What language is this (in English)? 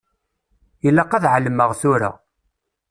Kabyle